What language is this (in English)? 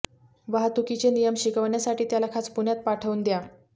Marathi